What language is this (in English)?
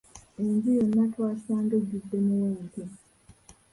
Ganda